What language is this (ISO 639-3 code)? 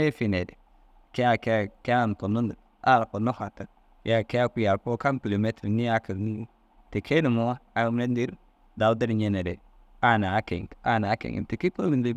dzg